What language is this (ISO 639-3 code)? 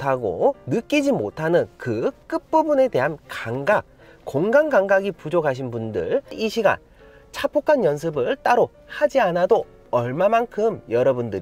kor